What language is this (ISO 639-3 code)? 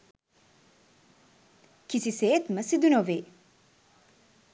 sin